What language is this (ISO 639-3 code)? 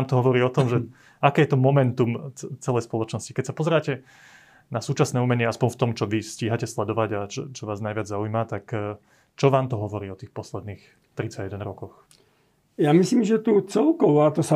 slk